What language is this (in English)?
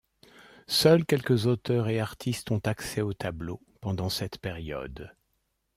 French